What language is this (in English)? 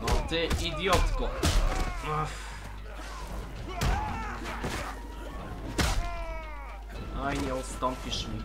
Polish